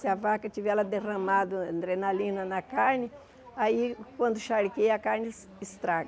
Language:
Portuguese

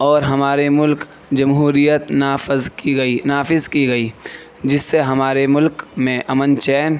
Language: Urdu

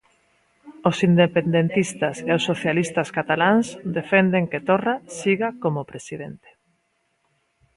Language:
Galician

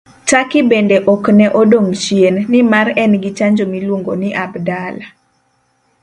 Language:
Luo (Kenya and Tanzania)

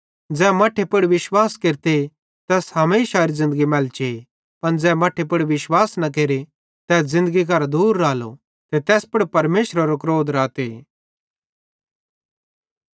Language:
Bhadrawahi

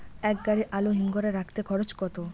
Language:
Bangla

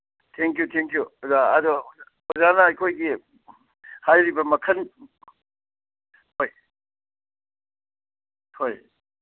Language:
Manipuri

